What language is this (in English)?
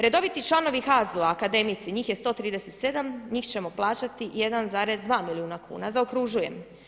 Croatian